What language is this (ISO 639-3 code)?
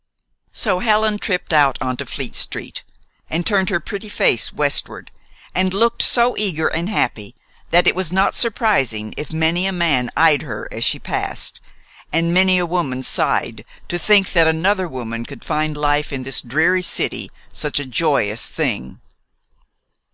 eng